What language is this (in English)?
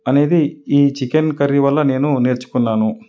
Telugu